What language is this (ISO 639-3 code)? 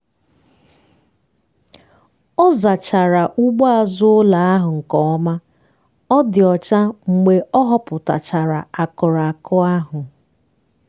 ibo